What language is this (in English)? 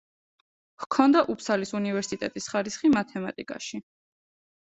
Georgian